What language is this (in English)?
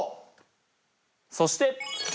Japanese